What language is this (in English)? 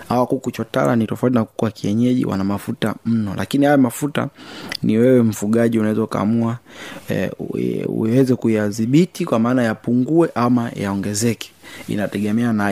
Swahili